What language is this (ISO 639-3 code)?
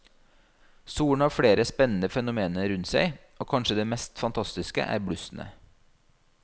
nor